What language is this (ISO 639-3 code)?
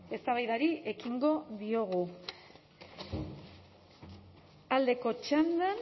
eus